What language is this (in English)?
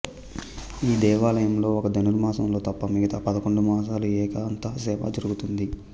Telugu